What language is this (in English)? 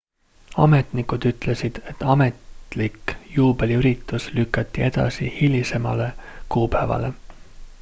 Estonian